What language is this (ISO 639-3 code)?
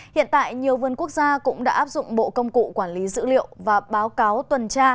vie